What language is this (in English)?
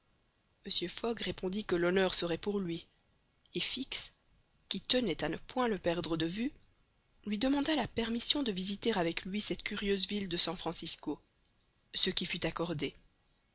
French